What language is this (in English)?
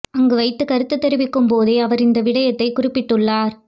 Tamil